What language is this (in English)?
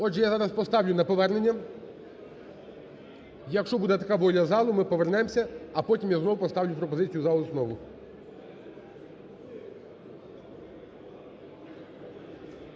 Ukrainian